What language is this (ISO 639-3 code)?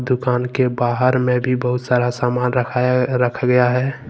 hin